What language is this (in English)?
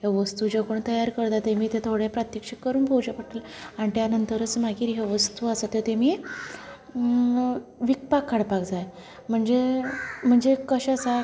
Konkani